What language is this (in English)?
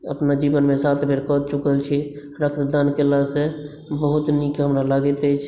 Maithili